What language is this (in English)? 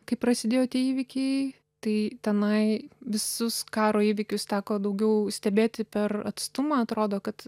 Lithuanian